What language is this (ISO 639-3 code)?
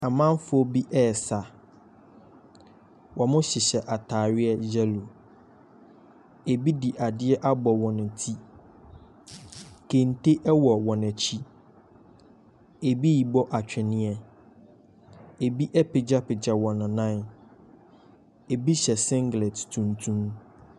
aka